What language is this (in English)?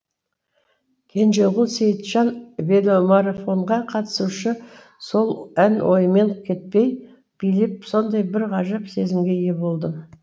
Kazakh